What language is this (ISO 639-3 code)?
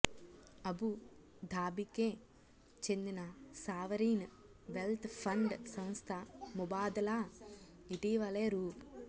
tel